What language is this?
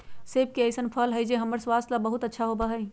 Magahi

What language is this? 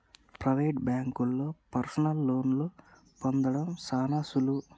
Telugu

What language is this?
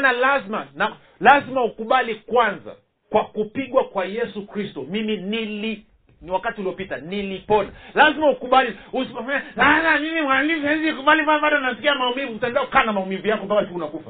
Swahili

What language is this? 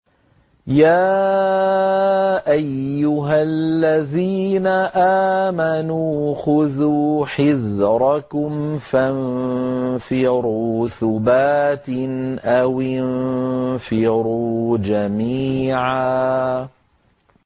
Arabic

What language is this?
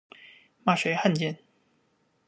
Chinese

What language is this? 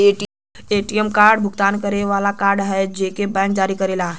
Bhojpuri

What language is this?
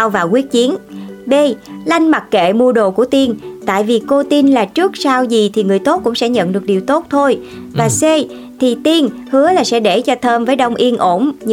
Vietnamese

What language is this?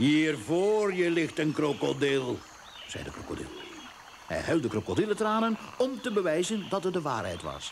Dutch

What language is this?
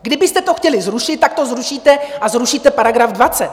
Czech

